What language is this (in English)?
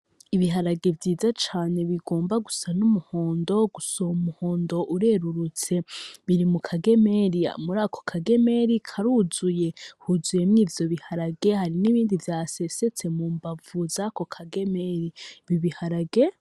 Rundi